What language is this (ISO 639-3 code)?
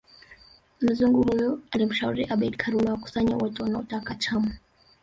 swa